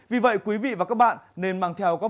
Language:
Vietnamese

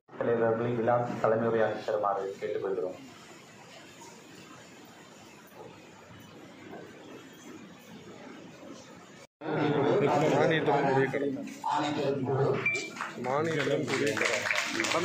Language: Romanian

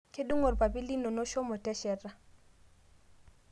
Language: Masai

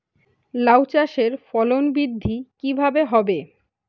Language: Bangla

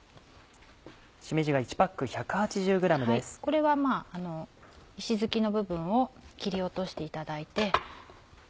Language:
Japanese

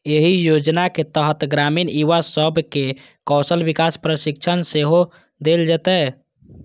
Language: Maithili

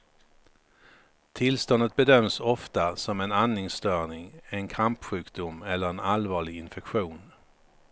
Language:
Swedish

